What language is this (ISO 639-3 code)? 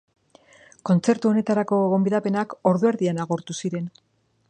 eus